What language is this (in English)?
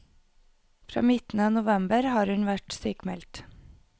Norwegian